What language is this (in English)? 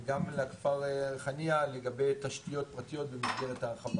Hebrew